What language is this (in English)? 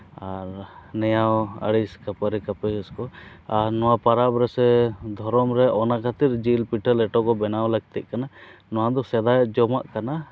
Santali